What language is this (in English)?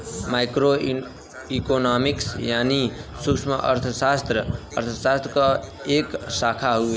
Bhojpuri